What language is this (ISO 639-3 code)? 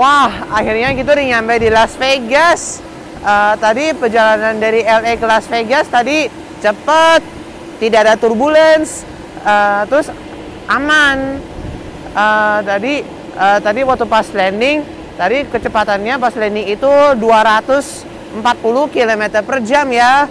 ind